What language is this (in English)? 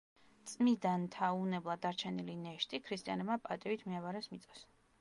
Georgian